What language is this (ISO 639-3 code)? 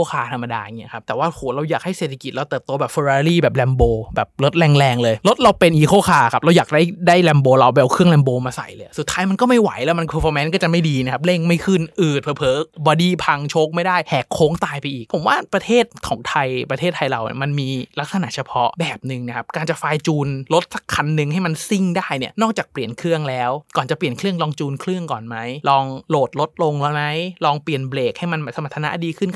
tha